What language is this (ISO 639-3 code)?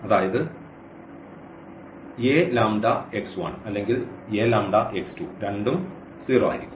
mal